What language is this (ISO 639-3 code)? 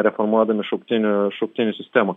lit